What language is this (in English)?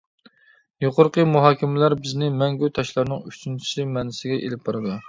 Uyghur